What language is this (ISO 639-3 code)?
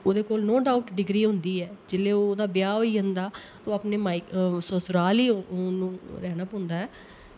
doi